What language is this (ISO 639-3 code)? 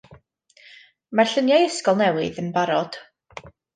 cym